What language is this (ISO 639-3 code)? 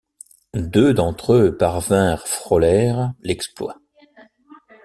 fra